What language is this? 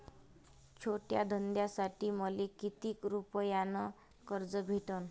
Marathi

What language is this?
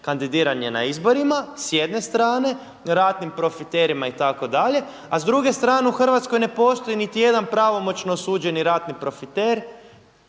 Croatian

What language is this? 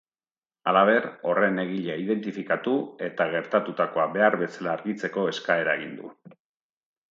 Basque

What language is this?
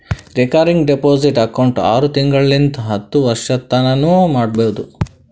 Kannada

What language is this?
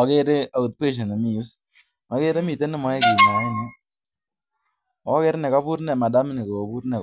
Kalenjin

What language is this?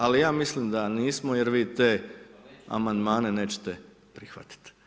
Croatian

